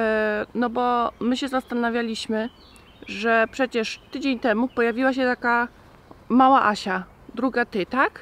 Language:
Polish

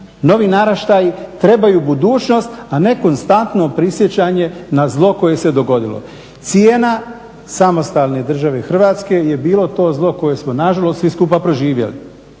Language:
Croatian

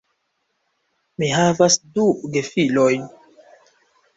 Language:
Esperanto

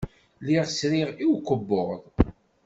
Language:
Kabyle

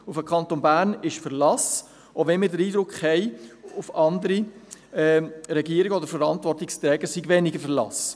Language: Swiss German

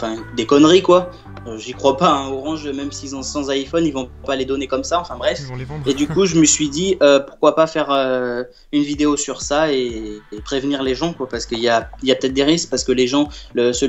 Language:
French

